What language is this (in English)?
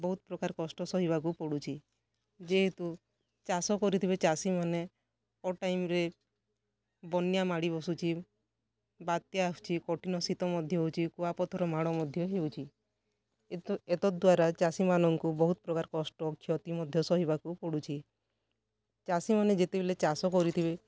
Odia